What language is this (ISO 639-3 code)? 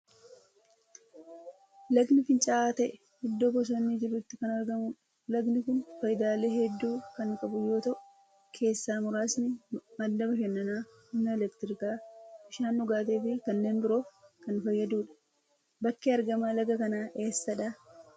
orm